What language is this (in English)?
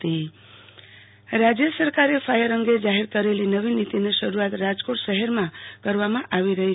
Gujarati